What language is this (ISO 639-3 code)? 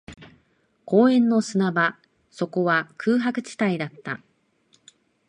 jpn